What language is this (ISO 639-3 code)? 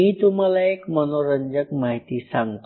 mar